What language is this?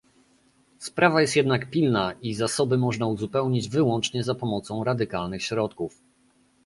Polish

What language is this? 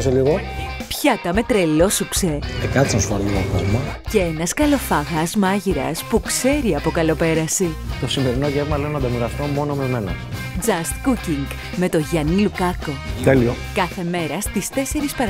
Greek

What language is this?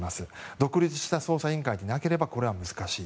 Japanese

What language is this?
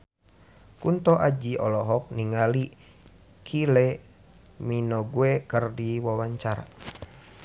Sundanese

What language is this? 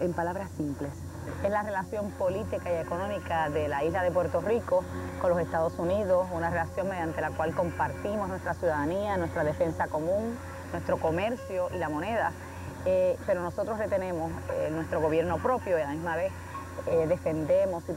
Spanish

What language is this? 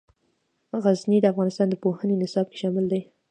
Pashto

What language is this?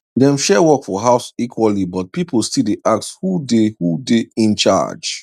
Nigerian Pidgin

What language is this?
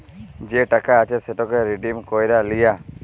Bangla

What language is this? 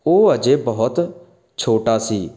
Punjabi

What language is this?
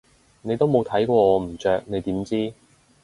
Cantonese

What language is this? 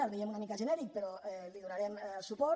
Catalan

